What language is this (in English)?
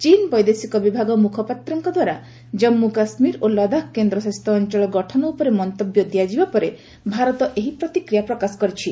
Odia